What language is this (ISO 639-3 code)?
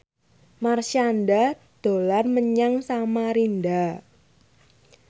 jav